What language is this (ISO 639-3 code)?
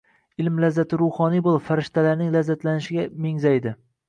uzb